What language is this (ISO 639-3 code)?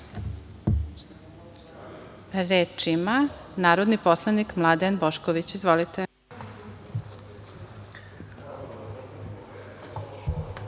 srp